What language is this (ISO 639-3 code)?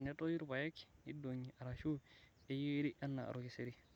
mas